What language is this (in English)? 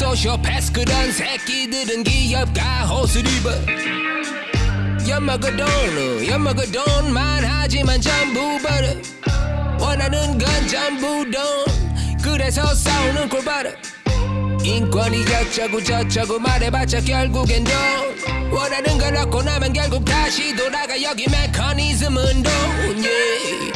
Korean